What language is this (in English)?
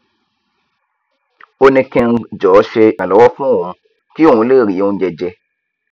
Yoruba